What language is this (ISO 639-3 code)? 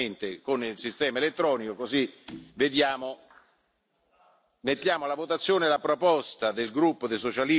ita